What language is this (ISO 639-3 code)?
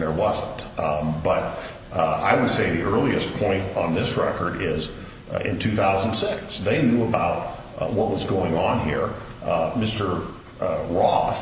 eng